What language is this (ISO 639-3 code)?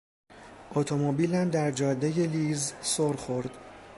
fas